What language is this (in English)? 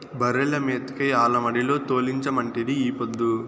Telugu